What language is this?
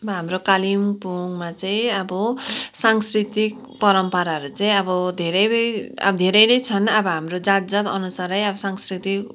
Nepali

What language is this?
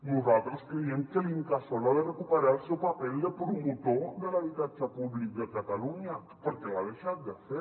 Catalan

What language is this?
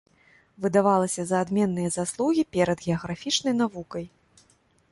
Belarusian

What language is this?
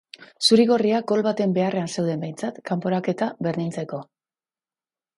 Basque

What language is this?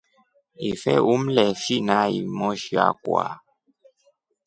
Rombo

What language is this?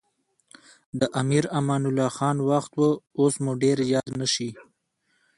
Pashto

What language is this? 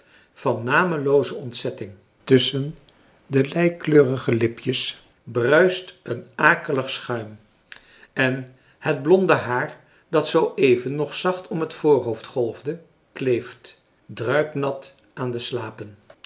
Dutch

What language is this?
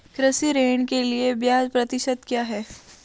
Hindi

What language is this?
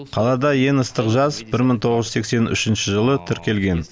Kazakh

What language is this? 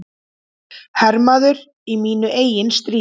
Icelandic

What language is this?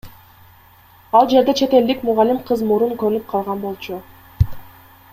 Kyrgyz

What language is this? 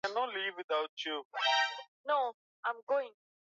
Swahili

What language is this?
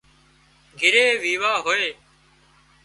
Wadiyara Koli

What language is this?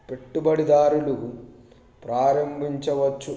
Telugu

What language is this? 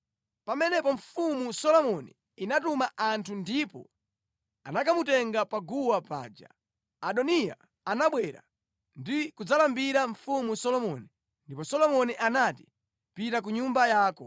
Nyanja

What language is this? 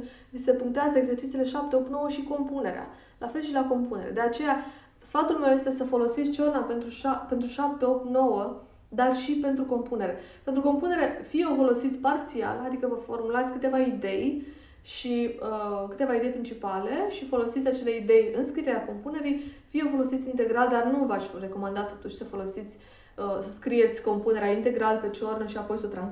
Romanian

